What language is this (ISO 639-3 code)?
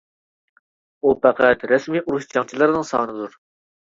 uig